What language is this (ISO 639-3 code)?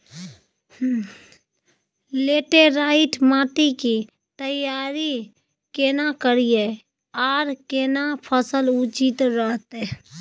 mai